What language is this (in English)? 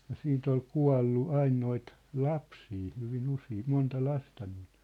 Finnish